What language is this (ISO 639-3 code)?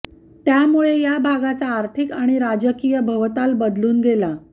mar